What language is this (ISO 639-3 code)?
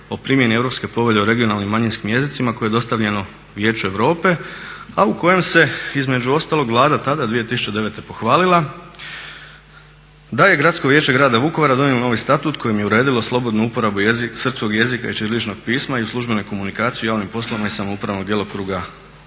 hrv